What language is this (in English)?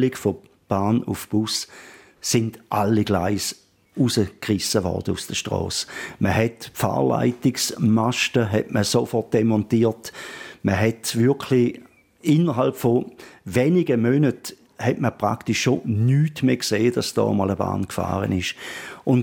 German